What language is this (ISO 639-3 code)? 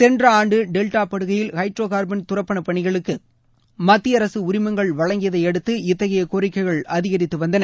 tam